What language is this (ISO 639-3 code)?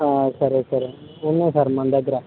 tel